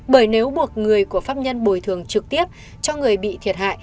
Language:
Vietnamese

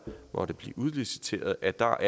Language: Danish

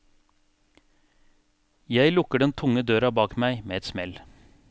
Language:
Norwegian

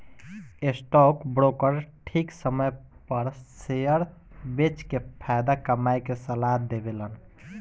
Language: Bhojpuri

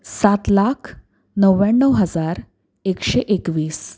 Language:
Marathi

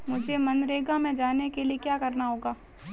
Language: Hindi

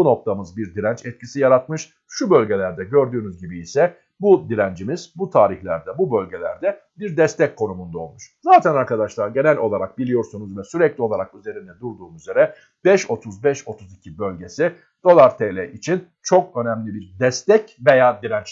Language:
Turkish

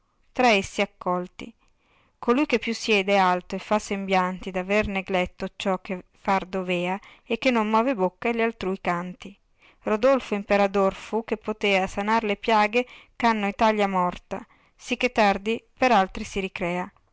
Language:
Italian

